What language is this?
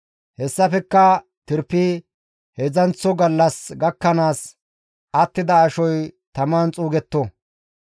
Gamo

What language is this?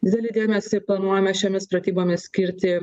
Lithuanian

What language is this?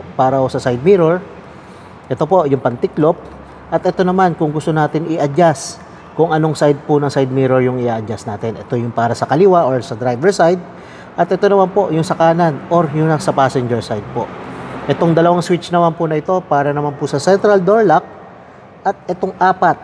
Filipino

